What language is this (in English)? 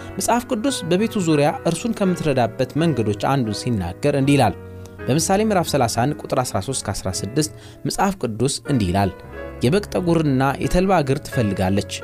Amharic